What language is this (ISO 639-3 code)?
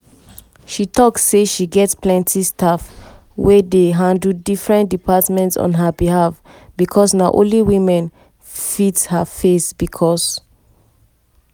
pcm